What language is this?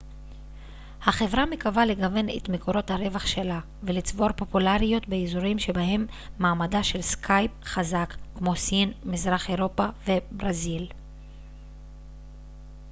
Hebrew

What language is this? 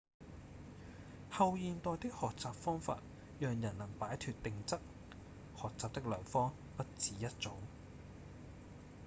Cantonese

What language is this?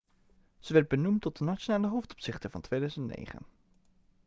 Dutch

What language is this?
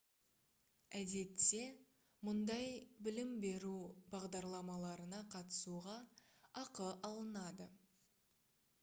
Kazakh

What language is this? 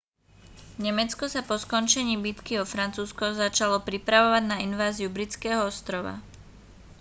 Slovak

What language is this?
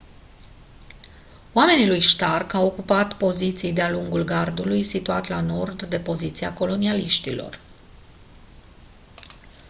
Romanian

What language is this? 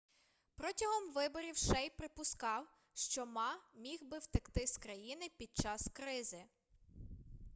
Ukrainian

